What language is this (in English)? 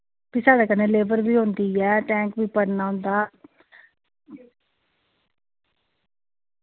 Dogri